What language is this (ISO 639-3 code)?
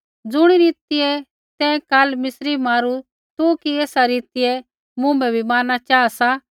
kfx